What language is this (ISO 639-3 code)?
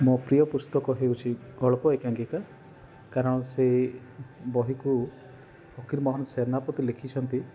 ori